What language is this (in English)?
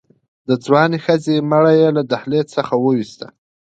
Pashto